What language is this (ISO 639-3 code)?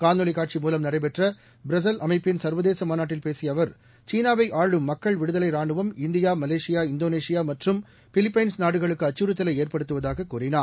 tam